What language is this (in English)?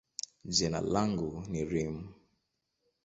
Swahili